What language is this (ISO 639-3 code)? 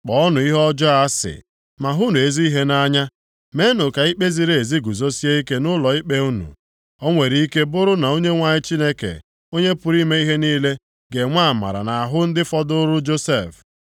ibo